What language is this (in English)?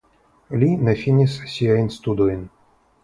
Esperanto